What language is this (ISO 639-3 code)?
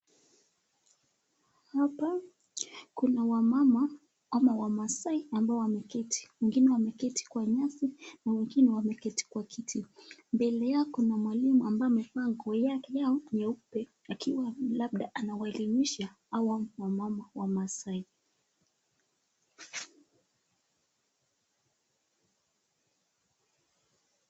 swa